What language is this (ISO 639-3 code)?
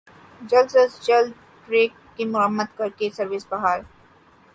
urd